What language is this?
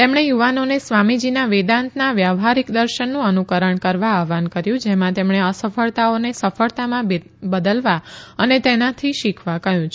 Gujarati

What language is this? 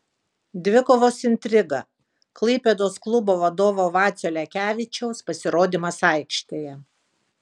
Lithuanian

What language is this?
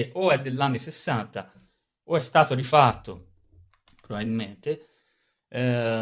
Italian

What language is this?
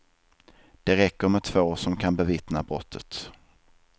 Swedish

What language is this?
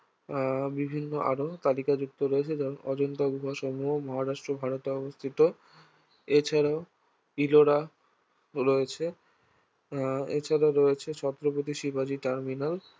Bangla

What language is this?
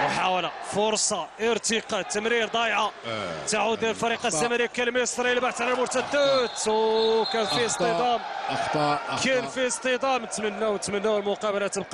Arabic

